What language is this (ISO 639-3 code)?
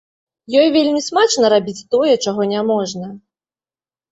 bel